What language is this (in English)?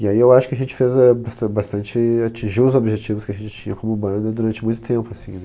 Portuguese